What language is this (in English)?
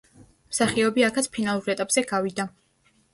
Georgian